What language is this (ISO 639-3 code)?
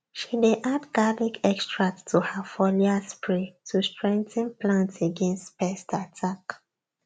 pcm